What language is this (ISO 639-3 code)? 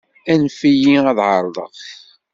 kab